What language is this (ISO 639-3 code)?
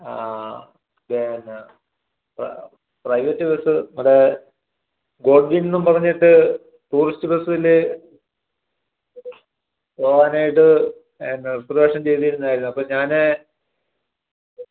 mal